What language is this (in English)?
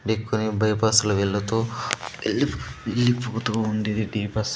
Telugu